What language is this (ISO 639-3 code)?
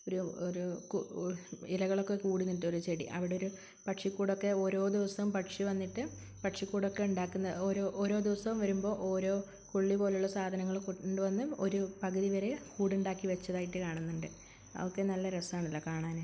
mal